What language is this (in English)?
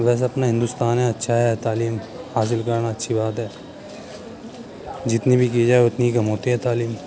Urdu